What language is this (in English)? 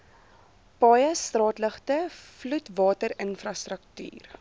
Afrikaans